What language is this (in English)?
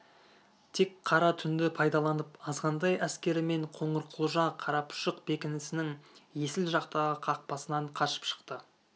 Kazakh